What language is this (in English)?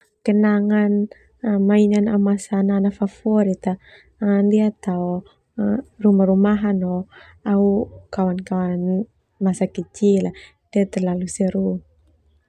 Termanu